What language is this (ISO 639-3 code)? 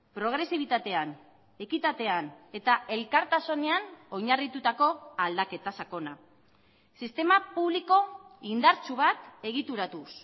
eus